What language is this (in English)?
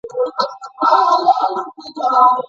Pashto